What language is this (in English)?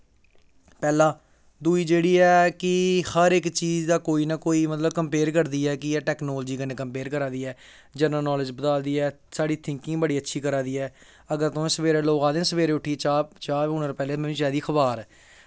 Dogri